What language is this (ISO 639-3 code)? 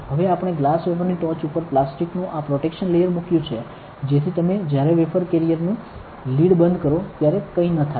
guj